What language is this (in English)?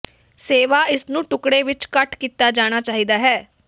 Punjabi